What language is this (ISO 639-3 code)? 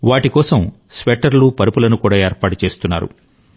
tel